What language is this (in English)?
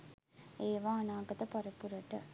Sinhala